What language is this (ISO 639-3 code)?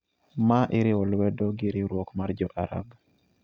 luo